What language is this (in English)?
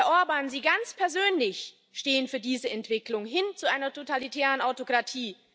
German